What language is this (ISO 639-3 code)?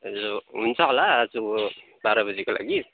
nep